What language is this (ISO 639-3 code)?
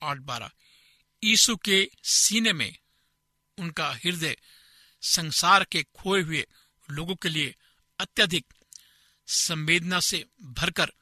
hin